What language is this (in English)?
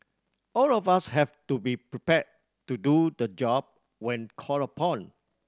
English